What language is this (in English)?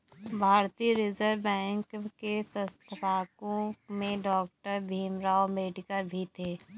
Hindi